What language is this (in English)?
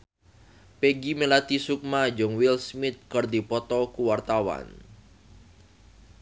Sundanese